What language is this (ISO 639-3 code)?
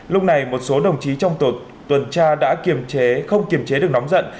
vie